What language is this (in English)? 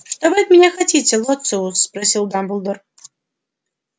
Russian